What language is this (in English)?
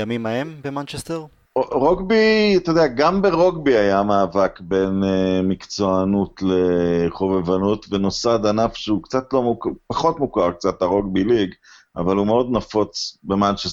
Hebrew